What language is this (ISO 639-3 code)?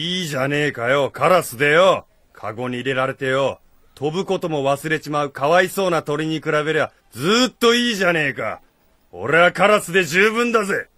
jpn